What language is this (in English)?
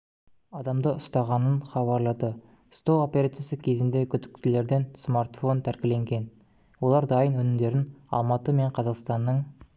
Kazakh